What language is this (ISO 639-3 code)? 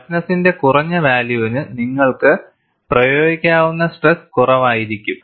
mal